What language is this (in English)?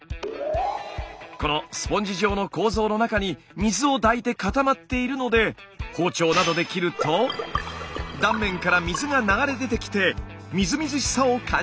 Japanese